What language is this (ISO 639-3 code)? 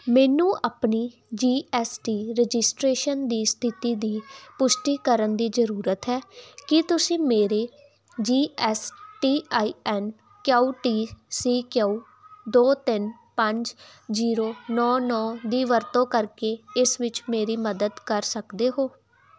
pan